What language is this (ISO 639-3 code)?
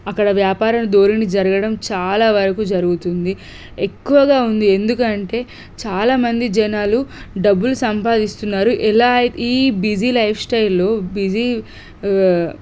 tel